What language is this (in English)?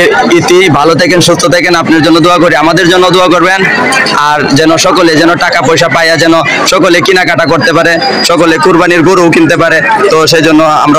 Indonesian